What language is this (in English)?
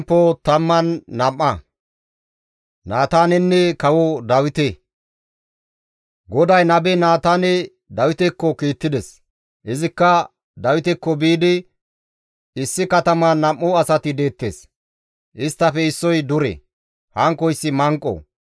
Gamo